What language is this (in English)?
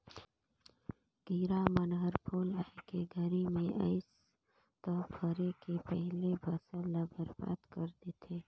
Chhattisgarhi